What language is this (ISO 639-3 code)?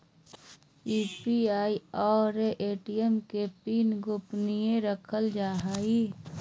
mag